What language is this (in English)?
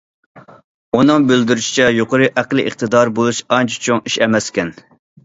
Uyghur